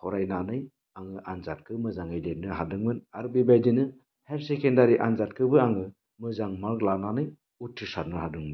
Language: Bodo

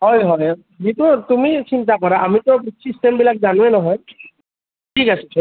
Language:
Assamese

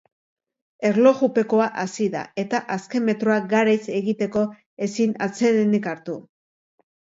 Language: Basque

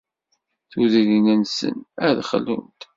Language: Kabyle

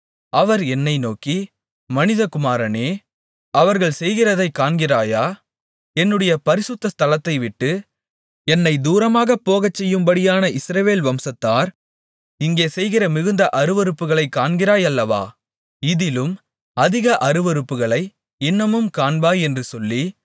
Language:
Tamil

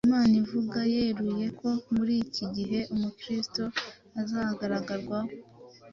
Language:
Kinyarwanda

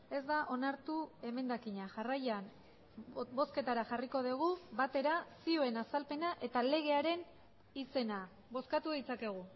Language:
Basque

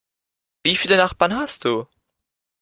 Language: German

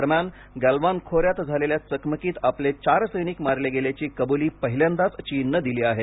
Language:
Marathi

